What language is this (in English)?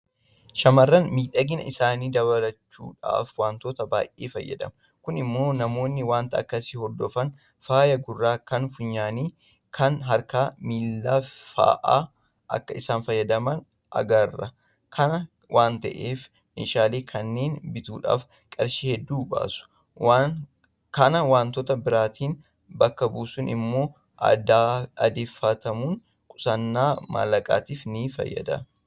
Oromo